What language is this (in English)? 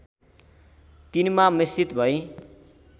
Nepali